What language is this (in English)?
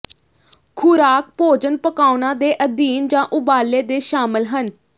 Punjabi